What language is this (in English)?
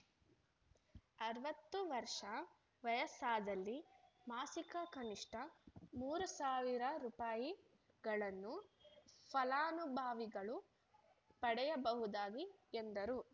Kannada